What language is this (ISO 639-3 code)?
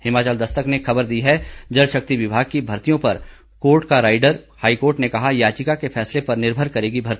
hin